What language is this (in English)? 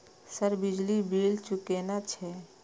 Maithili